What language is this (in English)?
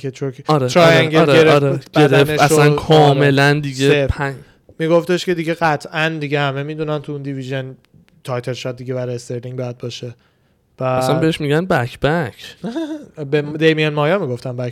Persian